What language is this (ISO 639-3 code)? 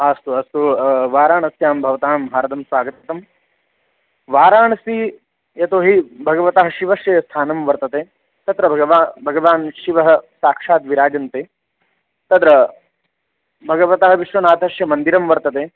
san